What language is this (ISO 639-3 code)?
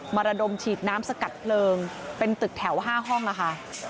tha